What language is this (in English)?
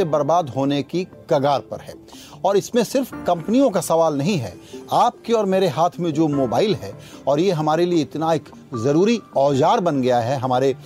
Hindi